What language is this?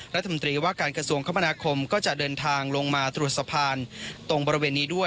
Thai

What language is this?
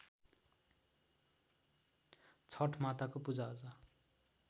Nepali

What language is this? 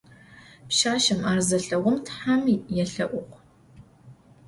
Adyghe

